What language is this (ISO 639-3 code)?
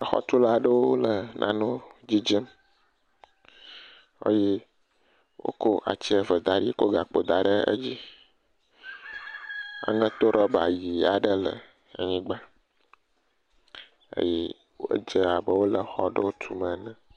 ewe